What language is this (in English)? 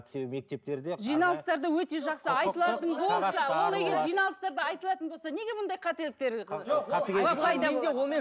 Kazakh